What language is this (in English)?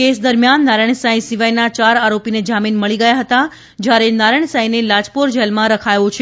Gujarati